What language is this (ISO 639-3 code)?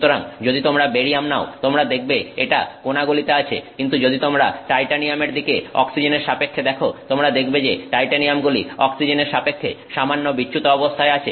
ben